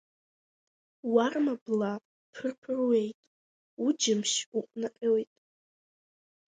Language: Abkhazian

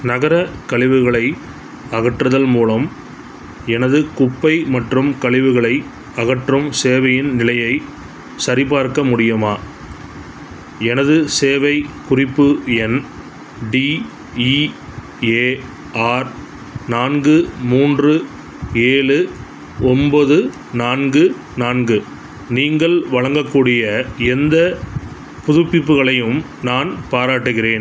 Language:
Tamil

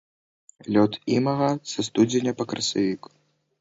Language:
Belarusian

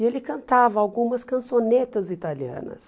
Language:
Portuguese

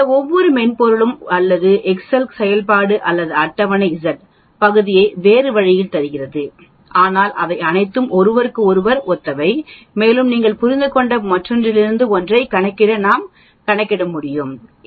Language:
Tamil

